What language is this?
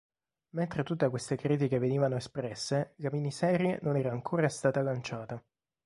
Italian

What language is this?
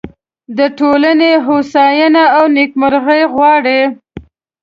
Pashto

